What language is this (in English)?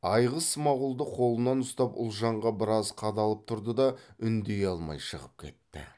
Kazakh